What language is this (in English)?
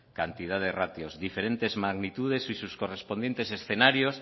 Spanish